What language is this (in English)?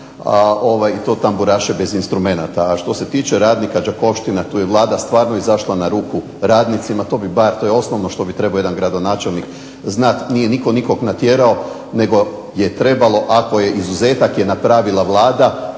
Croatian